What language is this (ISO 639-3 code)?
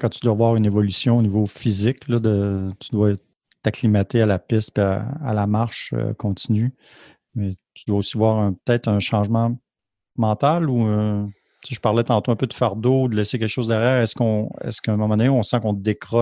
fra